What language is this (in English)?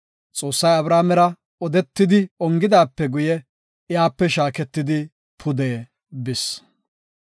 Gofa